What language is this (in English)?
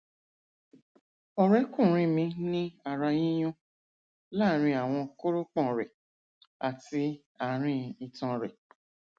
Yoruba